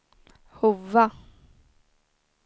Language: Swedish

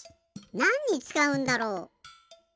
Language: Japanese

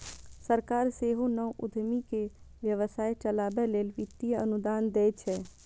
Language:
Maithili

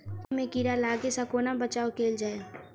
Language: Maithili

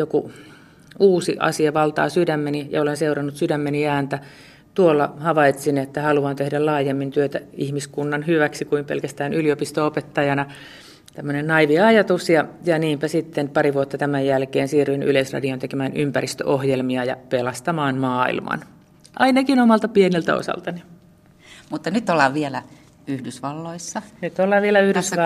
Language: Finnish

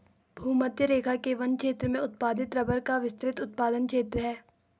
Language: Hindi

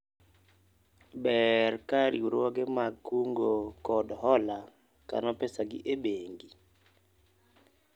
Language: Luo (Kenya and Tanzania)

